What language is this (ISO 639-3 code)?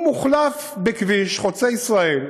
heb